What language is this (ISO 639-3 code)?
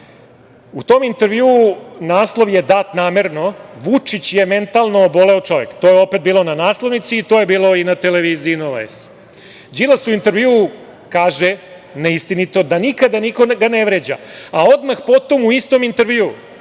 srp